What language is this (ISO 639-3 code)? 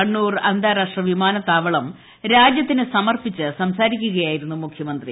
mal